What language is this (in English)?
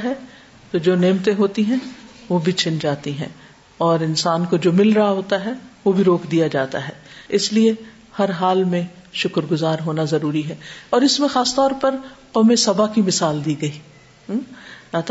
Urdu